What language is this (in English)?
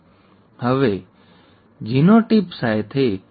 Gujarati